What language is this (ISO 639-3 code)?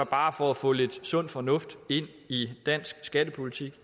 dan